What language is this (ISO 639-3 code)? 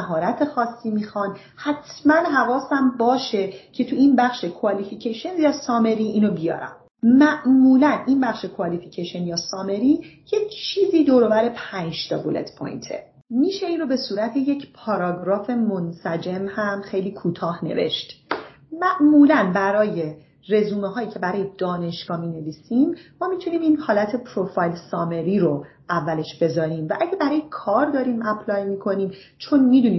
fas